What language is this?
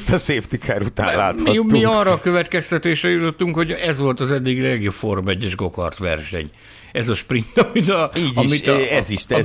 Hungarian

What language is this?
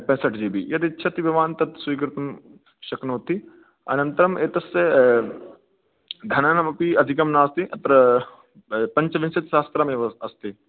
Sanskrit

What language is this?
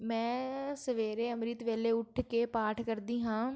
Punjabi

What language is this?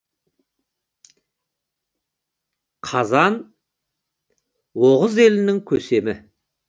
Kazakh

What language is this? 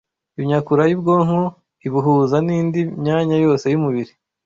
Kinyarwanda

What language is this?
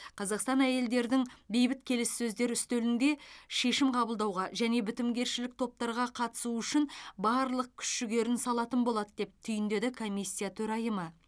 Kazakh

